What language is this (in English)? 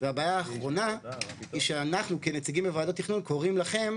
Hebrew